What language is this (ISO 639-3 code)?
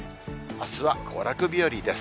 jpn